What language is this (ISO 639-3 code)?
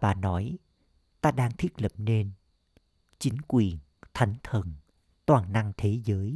vie